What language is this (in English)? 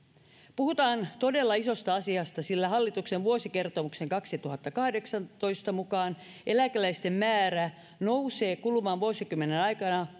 Finnish